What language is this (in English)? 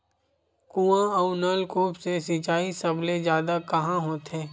Chhattisgarhi